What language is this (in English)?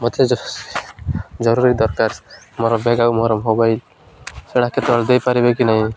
Odia